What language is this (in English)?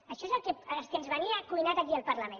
Catalan